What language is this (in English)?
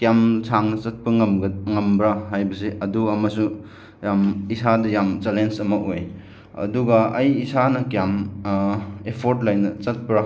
Manipuri